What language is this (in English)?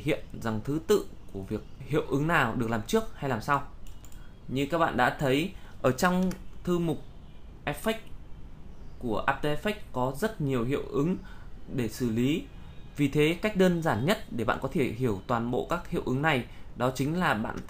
Vietnamese